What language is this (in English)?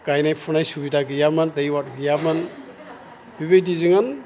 Bodo